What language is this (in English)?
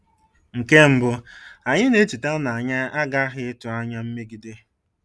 Igbo